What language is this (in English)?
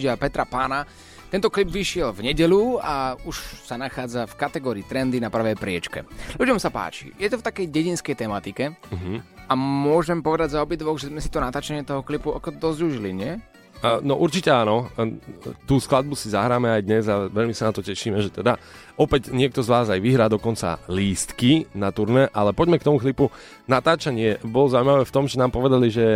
Slovak